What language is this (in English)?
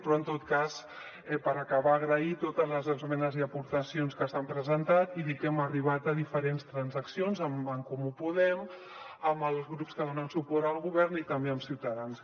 Catalan